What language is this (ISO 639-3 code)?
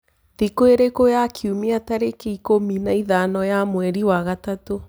kik